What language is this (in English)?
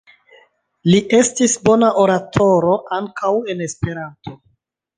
Esperanto